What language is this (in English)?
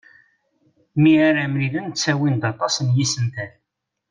Kabyle